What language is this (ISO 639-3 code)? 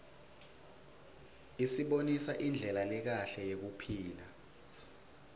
ssw